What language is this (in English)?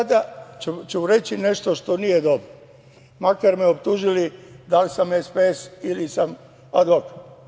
Serbian